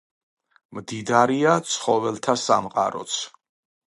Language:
Georgian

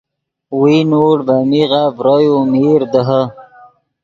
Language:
Yidgha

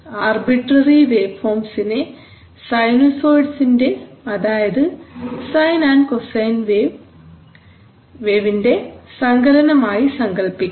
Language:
Malayalam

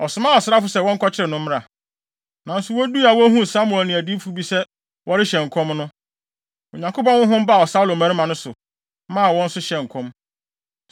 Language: Akan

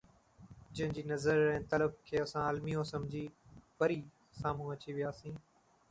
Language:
Sindhi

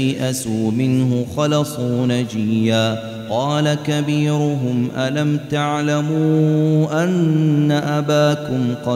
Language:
Arabic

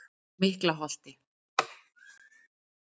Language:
Icelandic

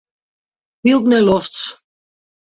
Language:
Western Frisian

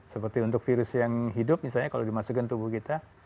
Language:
Indonesian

